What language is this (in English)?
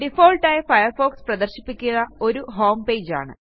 Malayalam